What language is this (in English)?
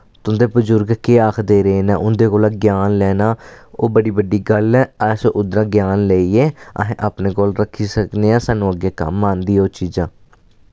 Dogri